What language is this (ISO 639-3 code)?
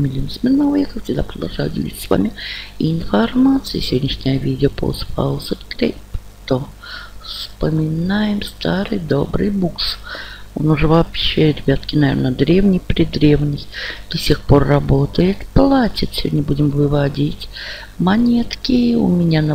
rus